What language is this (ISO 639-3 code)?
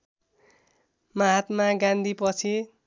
nep